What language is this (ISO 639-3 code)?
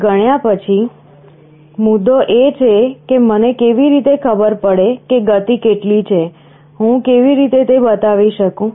guj